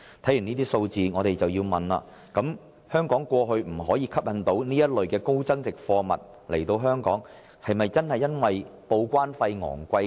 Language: Cantonese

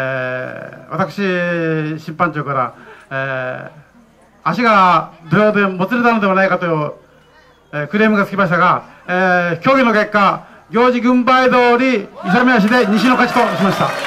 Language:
Japanese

